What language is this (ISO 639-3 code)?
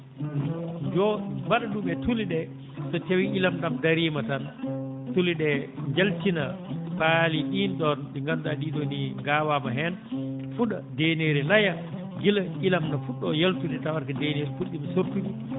ful